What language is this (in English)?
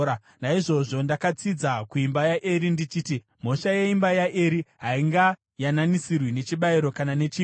Shona